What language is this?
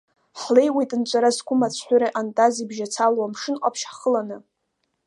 Abkhazian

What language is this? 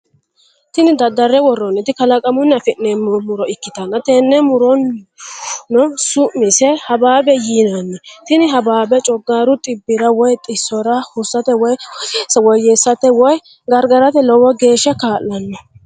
Sidamo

